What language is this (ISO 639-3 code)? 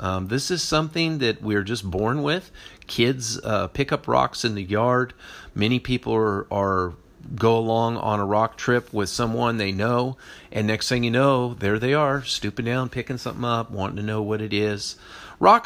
eng